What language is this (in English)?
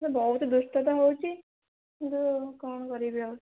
Odia